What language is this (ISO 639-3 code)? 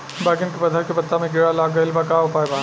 bho